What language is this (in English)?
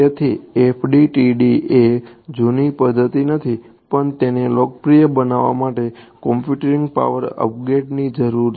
Gujarati